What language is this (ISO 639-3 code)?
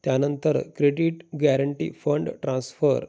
mar